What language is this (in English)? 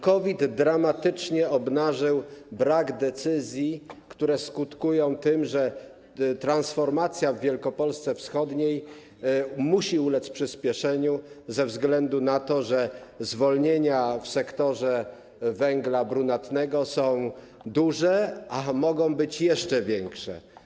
Polish